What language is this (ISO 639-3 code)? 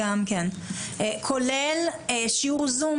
heb